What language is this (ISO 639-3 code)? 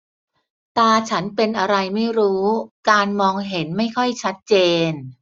tha